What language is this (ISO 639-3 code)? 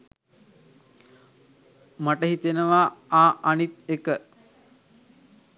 sin